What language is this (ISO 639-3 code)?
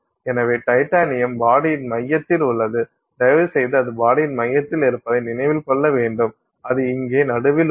tam